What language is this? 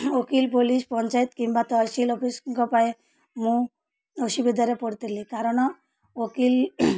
Odia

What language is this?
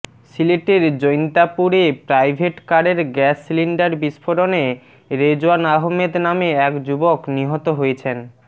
Bangla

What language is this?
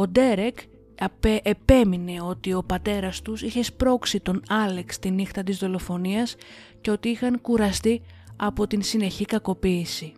Greek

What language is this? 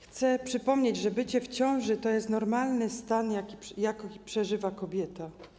Polish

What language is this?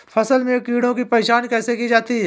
Hindi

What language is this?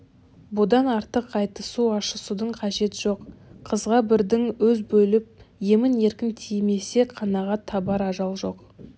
Kazakh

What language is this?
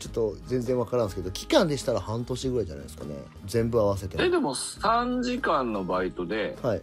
Japanese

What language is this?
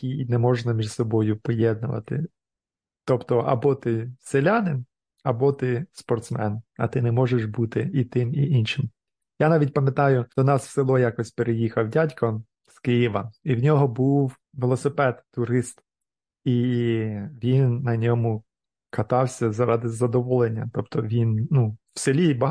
Ukrainian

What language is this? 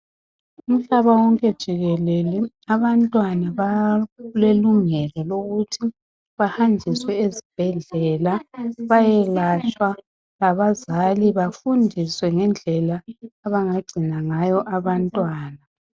North Ndebele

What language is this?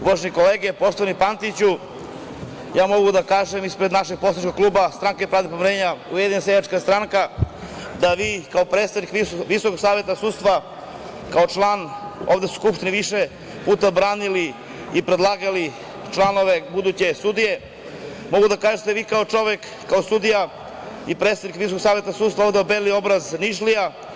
Serbian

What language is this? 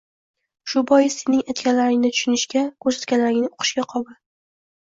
Uzbek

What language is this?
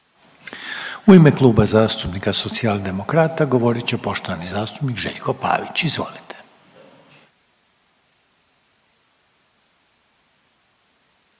Croatian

